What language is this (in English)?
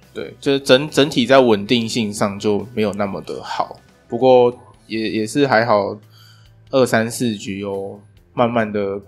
Chinese